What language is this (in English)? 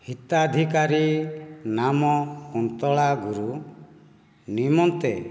Odia